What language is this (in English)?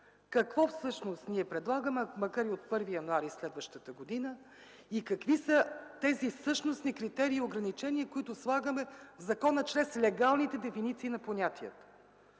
Bulgarian